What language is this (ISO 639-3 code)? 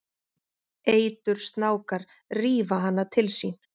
isl